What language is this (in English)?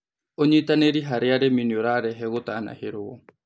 Kikuyu